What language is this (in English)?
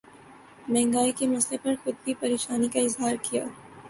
Urdu